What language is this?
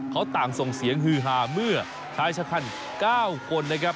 Thai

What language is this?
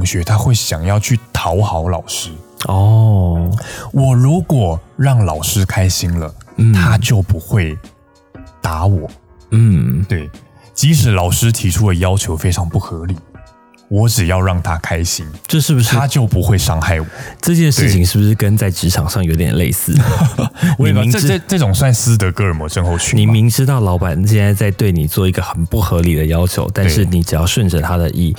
Chinese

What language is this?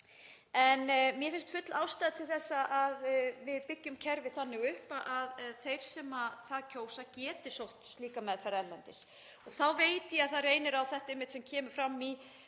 Icelandic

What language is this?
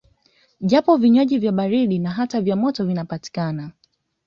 Swahili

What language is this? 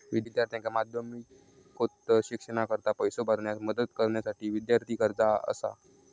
Marathi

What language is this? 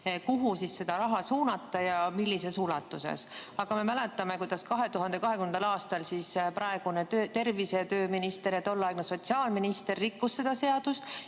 Estonian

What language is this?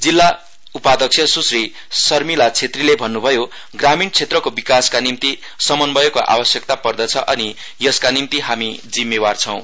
Nepali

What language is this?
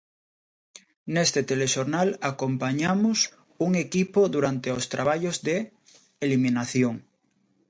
Galician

